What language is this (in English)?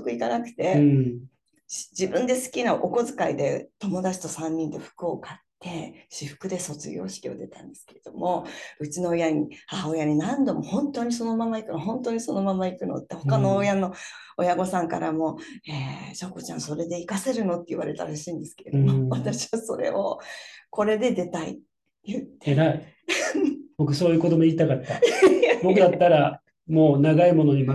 Japanese